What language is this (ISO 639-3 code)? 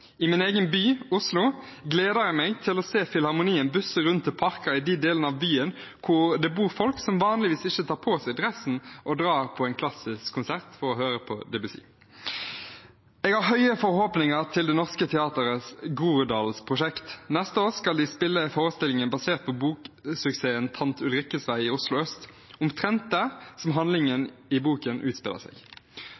nob